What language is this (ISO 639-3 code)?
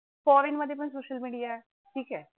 mar